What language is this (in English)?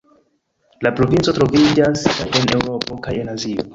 Esperanto